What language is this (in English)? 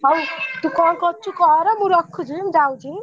Odia